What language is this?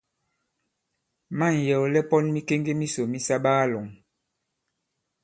Bankon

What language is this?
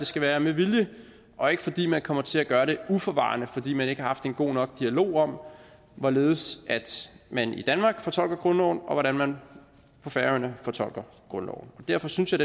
Danish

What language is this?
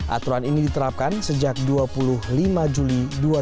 Indonesian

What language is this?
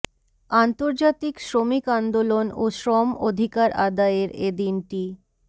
Bangla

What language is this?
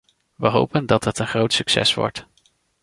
Dutch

